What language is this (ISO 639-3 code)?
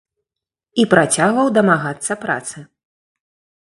bel